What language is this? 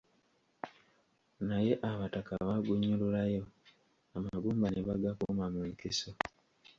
Ganda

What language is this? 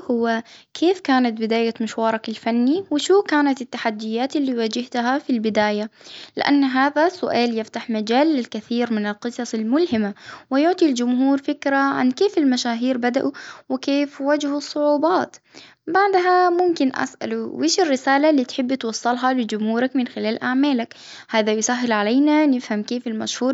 Hijazi Arabic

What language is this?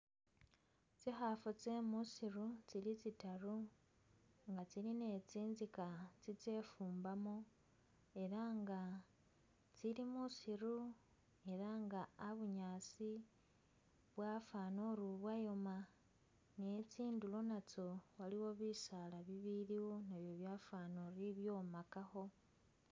Masaaba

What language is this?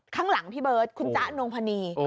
Thai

